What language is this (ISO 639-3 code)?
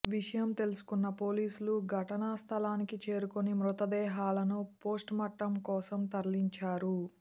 tel